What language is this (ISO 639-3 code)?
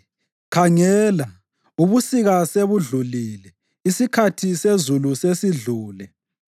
nde